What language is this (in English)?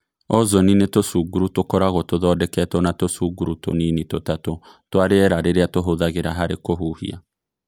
Kikuyu